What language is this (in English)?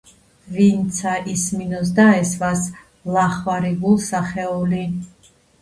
Georgian